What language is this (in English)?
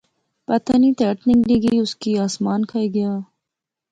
Pahari-Potwari